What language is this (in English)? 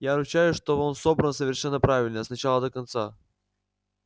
Russian